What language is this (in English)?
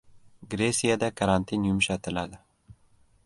Uzbek